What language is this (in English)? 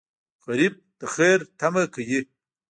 Pashto